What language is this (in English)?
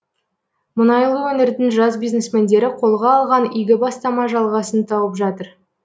Kazakh